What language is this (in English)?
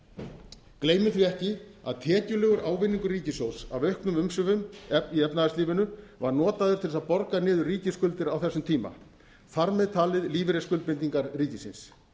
Icelandic